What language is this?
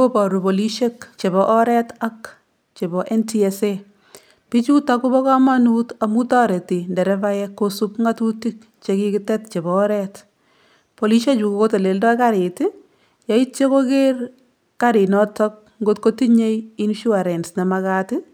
Kalenjin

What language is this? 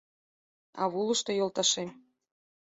Mari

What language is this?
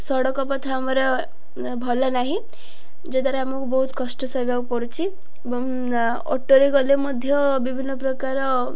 Odia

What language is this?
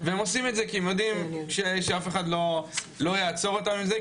Hebrew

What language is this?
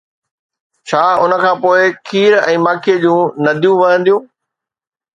Sindhi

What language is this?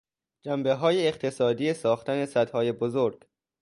Persian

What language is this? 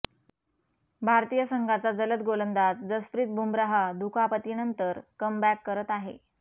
Marathi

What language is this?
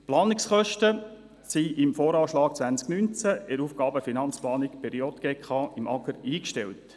Swiss German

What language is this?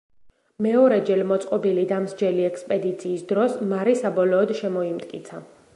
Georgian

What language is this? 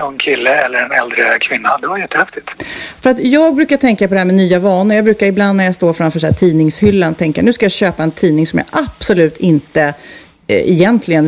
Swedish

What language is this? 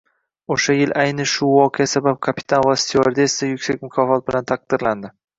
Uzbek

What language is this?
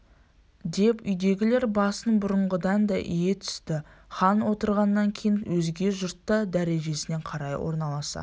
Kazakh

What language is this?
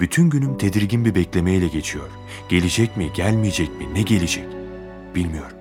Turkish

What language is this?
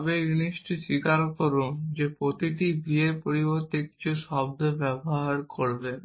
Bangla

